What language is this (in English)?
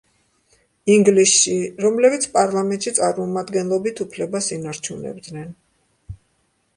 Georgian